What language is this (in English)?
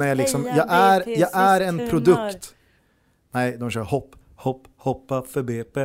Swedish